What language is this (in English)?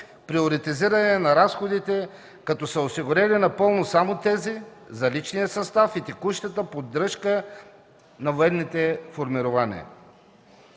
Bulgarian